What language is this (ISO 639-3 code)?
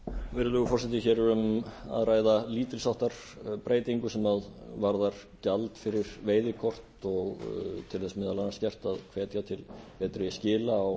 isl